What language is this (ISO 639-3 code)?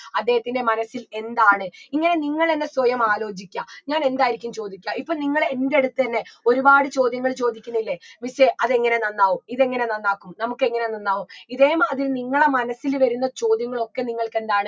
mal